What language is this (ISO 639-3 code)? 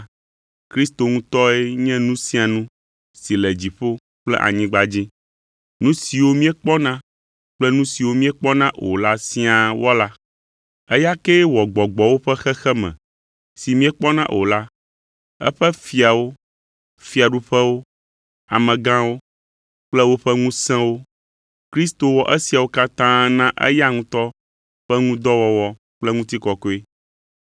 ewe